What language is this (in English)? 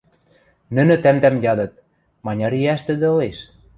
Western Mari